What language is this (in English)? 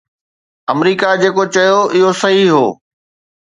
Sindhi